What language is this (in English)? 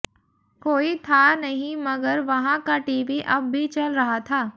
Hindi